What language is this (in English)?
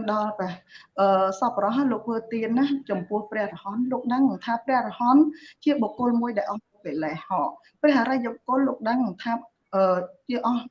Vietnamese